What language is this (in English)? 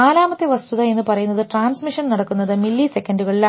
Malayalam